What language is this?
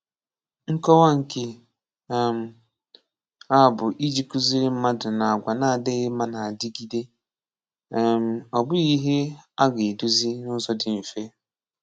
Igbo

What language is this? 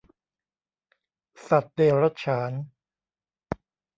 Thai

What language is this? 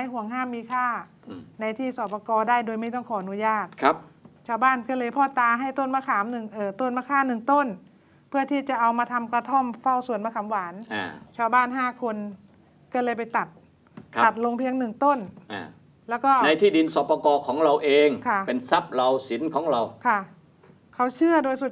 Thai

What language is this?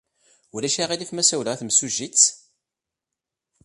Kabyle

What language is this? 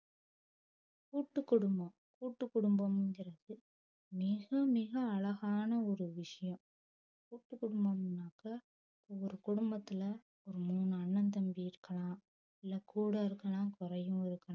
Tamil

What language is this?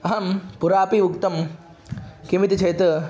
Sanskrit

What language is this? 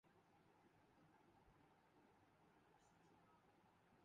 Urdu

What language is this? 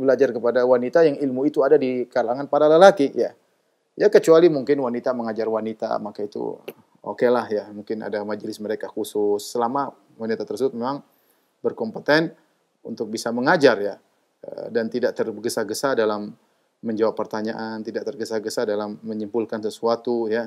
Indonesian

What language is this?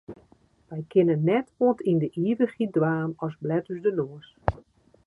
Western Frisian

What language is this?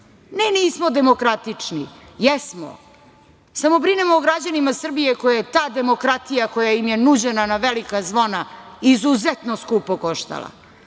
Serbian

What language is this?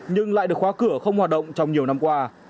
Vietnamese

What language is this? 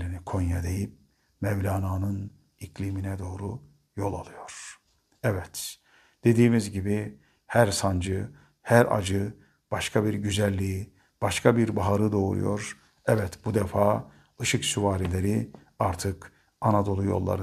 Turkish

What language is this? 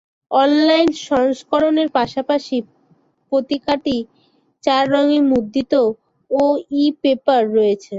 Bangla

